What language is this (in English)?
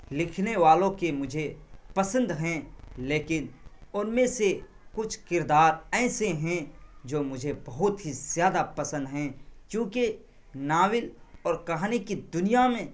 Urdu